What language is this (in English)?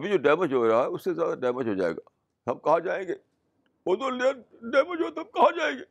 Urdu